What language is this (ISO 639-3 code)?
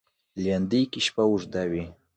pus